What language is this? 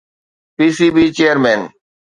Sindhi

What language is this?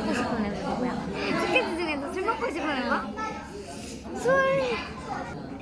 Korean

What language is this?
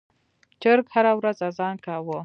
Pashto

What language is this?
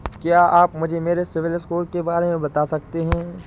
Hindi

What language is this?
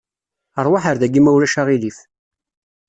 Kabyle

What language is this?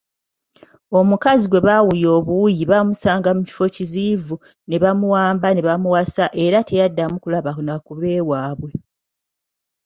Ganda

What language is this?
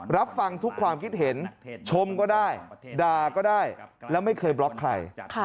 Thai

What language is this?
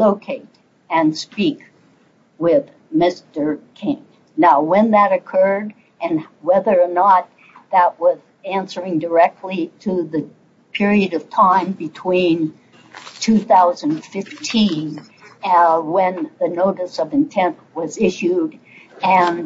English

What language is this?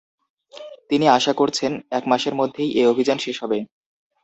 Bangla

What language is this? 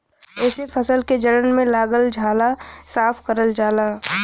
Bhojpuri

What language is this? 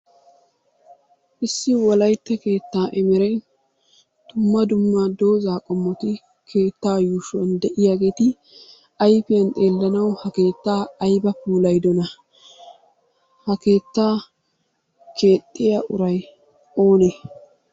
Wolaytta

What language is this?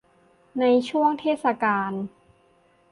Thai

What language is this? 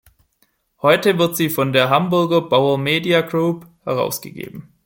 German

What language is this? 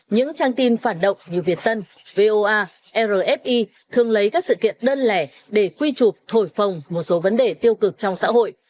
Vietnamese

